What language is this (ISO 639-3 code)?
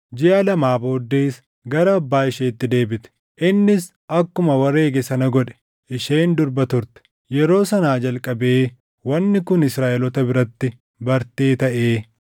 orm